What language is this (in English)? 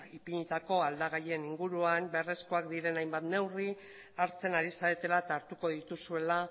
Basque